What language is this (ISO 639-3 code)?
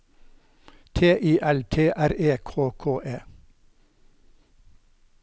nor